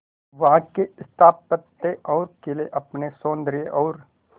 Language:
Hindi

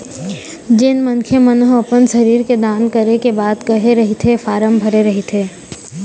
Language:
Chhattisgarhi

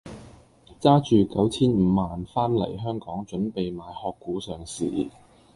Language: Cantonese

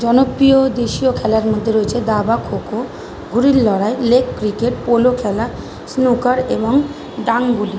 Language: Bangla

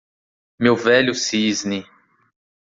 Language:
Portuguese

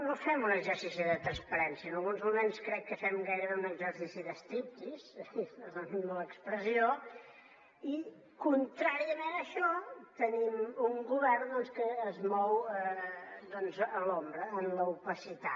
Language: Catalan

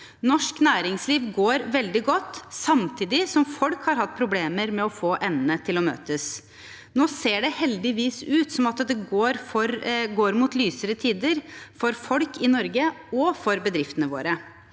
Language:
Norwegian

